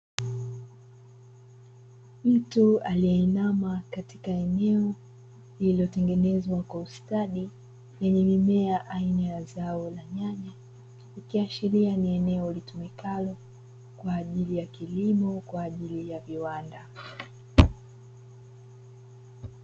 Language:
Swahili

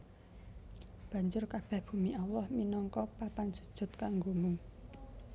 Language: Javanese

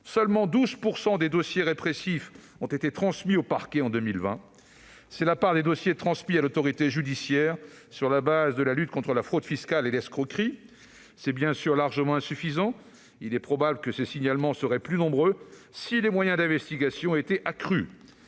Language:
French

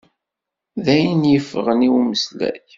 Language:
Kabyle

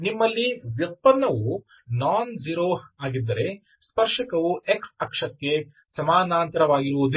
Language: Kannada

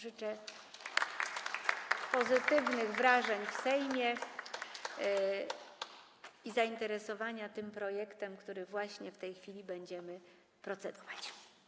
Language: Polish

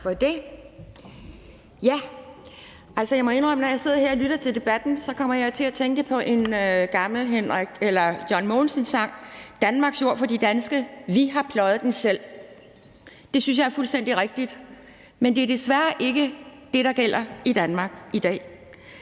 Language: Danish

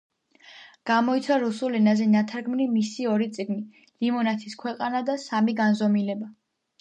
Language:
Georgian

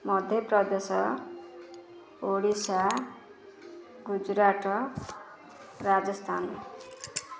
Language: Odia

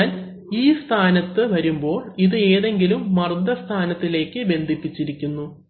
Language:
Malayalam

